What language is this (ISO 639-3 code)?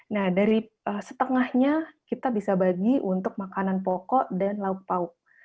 ind